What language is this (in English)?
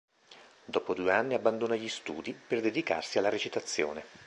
Italian